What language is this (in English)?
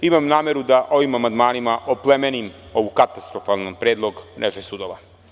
Serbian